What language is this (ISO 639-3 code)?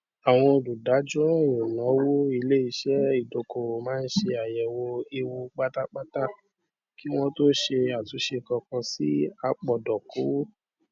yor